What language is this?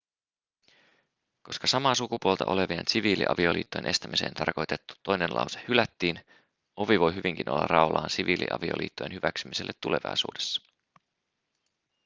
Finnish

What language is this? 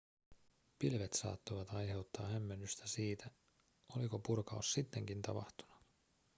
Finnish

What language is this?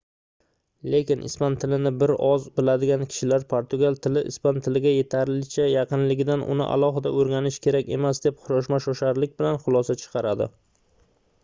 Uzbek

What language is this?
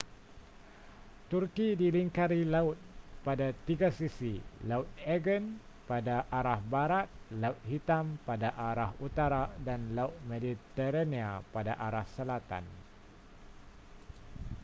Malay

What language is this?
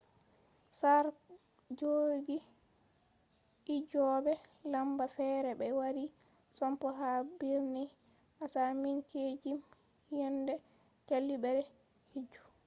Fula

